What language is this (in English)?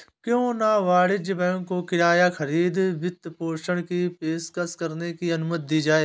Hindi